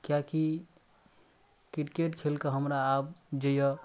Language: Maithili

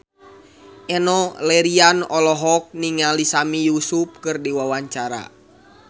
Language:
Sundanese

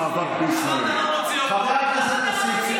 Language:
Hebrew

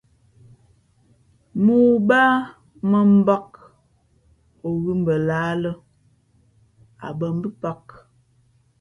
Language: Fe'fe'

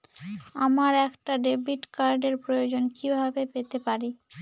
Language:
Bangla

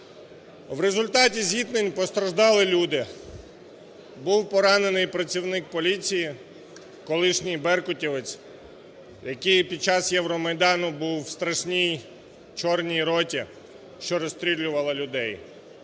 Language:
Ukrainian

